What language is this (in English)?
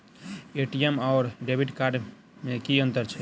Maithili